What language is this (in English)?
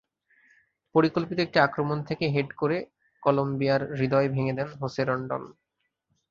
Bangla